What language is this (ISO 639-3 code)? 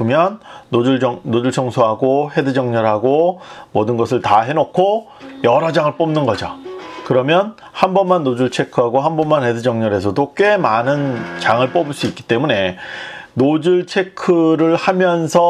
kor